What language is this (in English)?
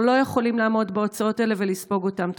Hebrew